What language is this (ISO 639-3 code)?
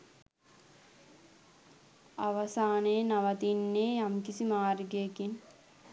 sin